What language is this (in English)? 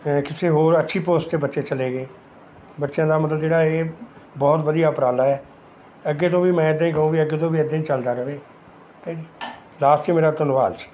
Punjabi